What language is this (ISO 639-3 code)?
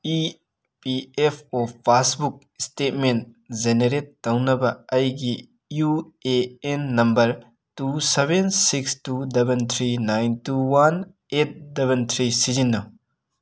mni